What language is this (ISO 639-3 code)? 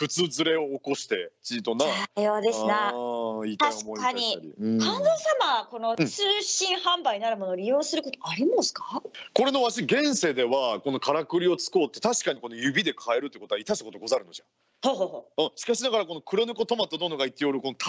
jpn